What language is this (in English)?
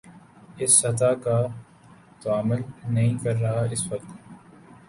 Urdu